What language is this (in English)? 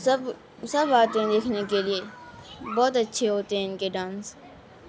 Urdu